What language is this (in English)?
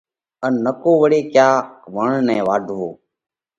Parkari Koli